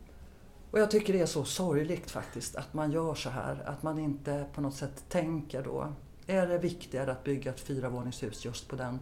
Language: Swedish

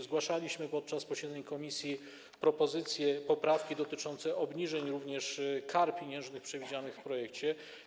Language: Polish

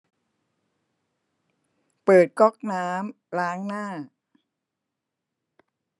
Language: Thai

